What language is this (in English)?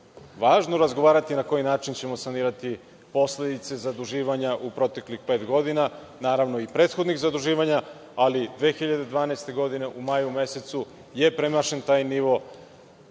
Serbian